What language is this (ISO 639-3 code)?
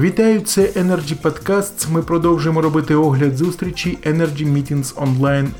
ukr